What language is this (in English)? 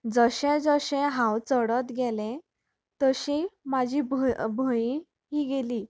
Konkani